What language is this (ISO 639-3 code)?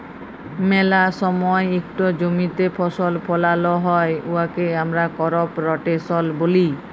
ben